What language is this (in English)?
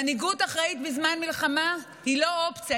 Hebrew